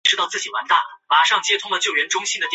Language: Chinese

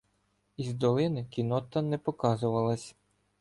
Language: Ukrainian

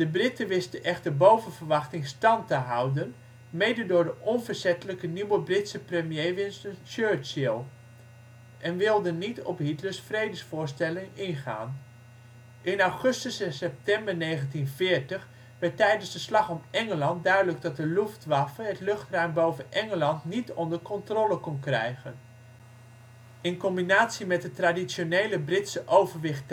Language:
Dutch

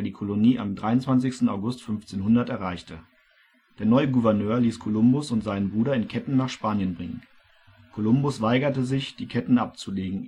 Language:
German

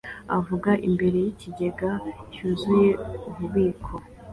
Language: Kinyarwanda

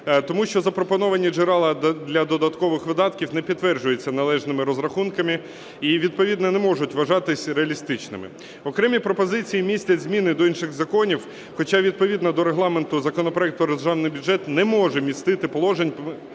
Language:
Ukrainian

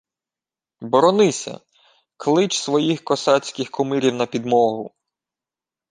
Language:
Ukrainian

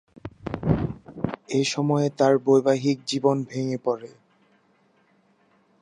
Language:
Bangla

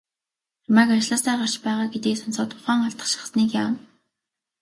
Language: Mongolian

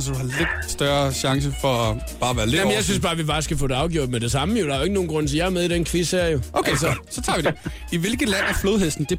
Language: Danish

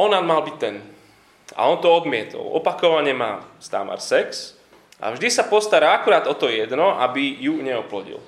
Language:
Slovak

